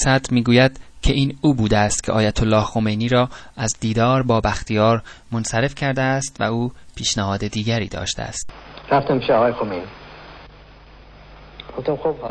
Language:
Persian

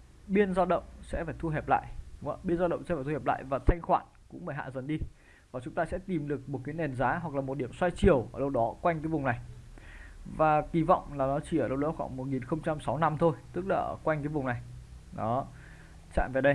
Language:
Vietnamese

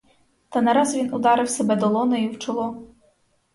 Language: Ukrainian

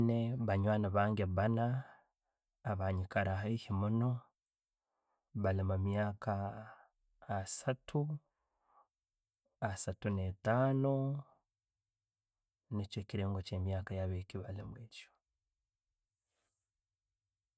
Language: Tooro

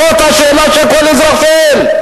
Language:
Hebrew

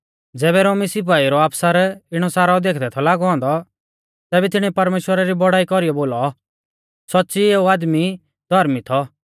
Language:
Mahasu Pahari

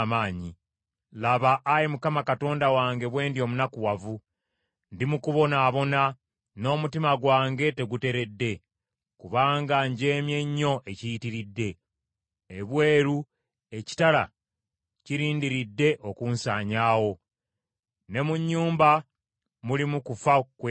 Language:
Ganda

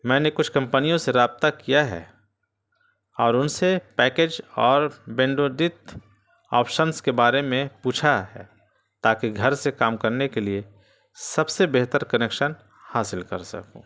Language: Urdu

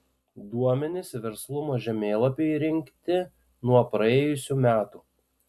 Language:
Lithuanian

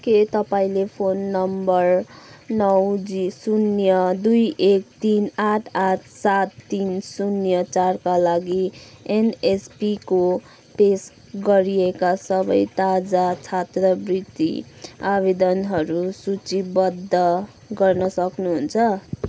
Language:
Nepali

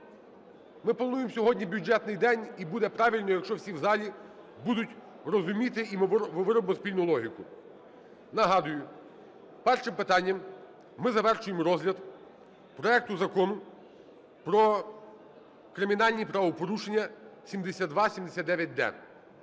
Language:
Ukrainian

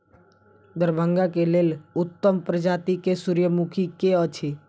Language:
Maithili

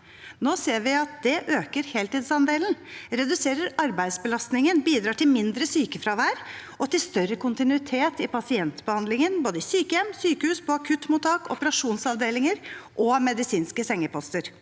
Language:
Norwegian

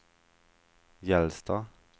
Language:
Swedish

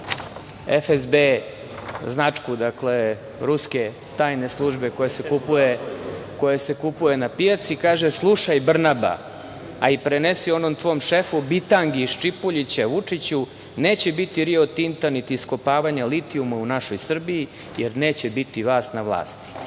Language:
Serbian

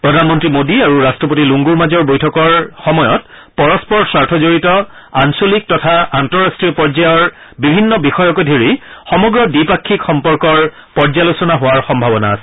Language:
Assamese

